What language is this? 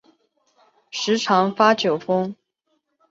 Chinese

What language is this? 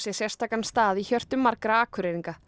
Icelandic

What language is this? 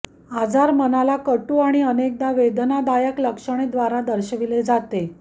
Marathi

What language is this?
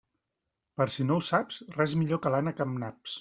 Catalan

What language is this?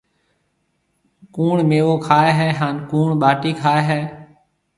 Marwari (Pakistan)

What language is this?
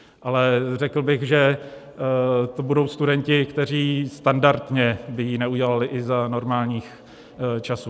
Czech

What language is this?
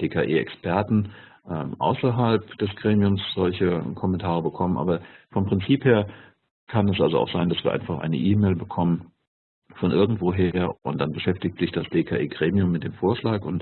German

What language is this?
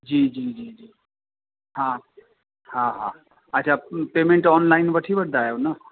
Sindhi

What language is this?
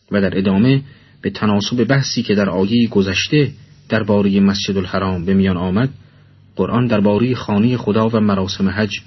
Persian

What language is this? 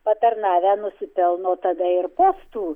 Lithuanian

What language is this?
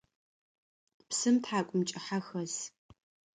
Adyghe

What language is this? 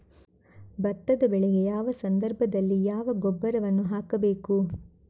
Kannada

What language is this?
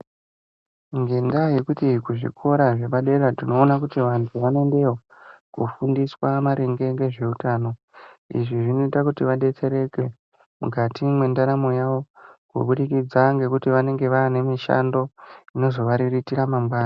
Ndau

